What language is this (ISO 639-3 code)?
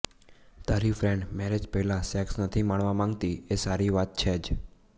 guj